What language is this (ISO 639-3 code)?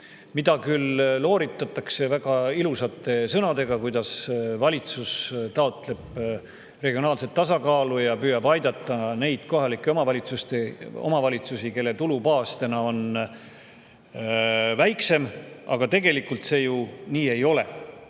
est